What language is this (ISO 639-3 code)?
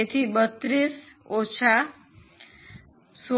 guj